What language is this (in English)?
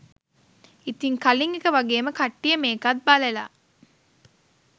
Sinhala